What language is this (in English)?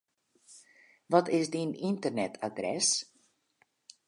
Western Frisian